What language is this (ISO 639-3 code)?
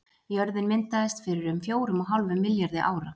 isl